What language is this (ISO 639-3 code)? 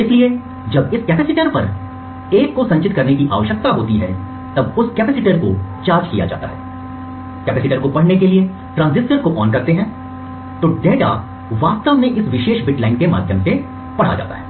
hin